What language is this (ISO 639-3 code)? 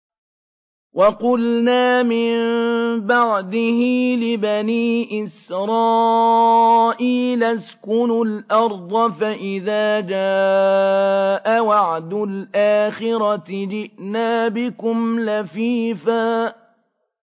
ara